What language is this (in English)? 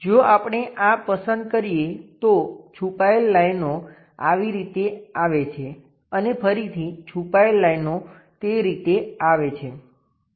Gujarati